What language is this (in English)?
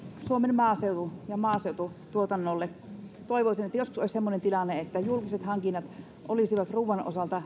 Finnish